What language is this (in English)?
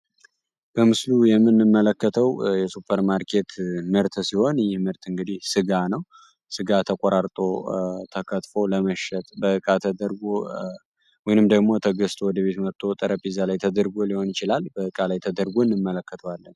Amharic